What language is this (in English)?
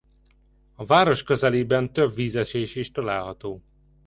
Hungarian